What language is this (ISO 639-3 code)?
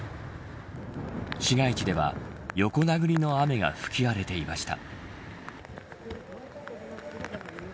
jpn